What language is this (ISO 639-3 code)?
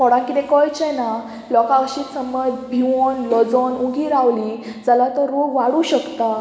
kok